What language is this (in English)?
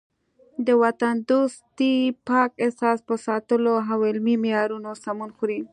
Pashto